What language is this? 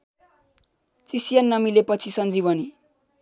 Nepali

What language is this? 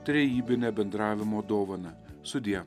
Lithuanian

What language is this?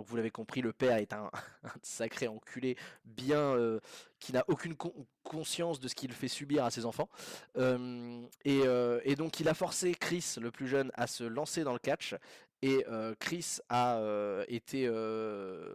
French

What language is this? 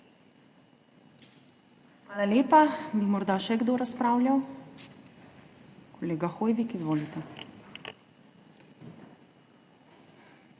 Slovenian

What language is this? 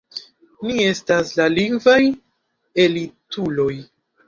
Esperanto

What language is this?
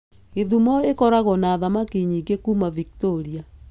Kikuyu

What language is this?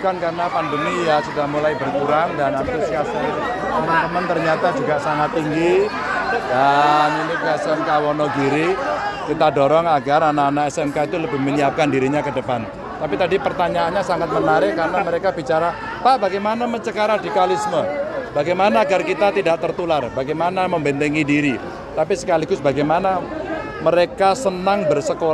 Indonesian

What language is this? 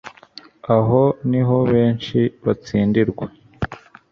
Kinyarwanda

